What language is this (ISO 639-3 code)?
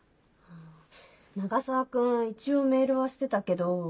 jpn